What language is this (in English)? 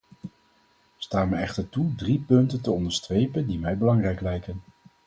Dutch